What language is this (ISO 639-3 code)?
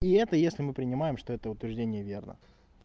rus